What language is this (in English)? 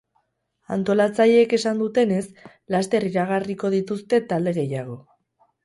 Basque